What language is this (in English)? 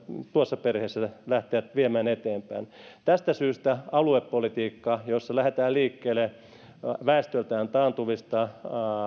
Finnish